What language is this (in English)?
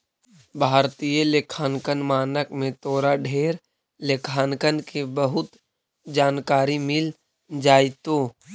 Magahi